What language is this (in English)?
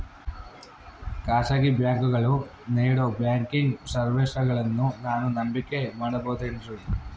Kannada